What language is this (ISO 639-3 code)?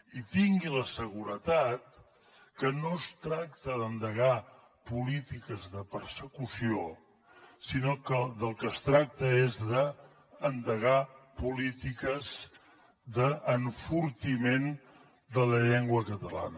cat